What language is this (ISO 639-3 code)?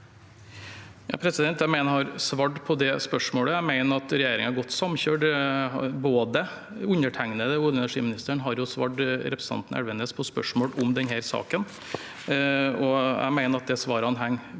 nor